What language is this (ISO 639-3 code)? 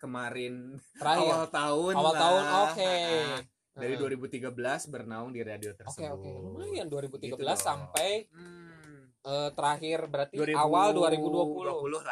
ind